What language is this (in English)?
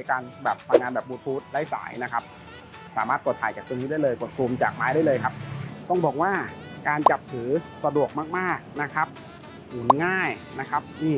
Thai